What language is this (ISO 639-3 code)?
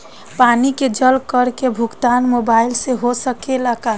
bho